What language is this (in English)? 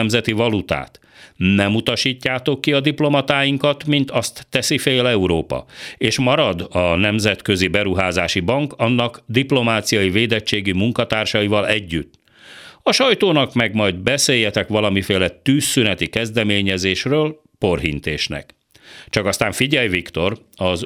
Hungarian